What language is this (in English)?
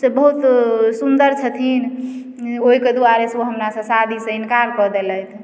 Maithili